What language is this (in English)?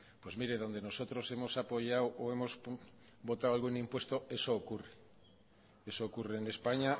Spanish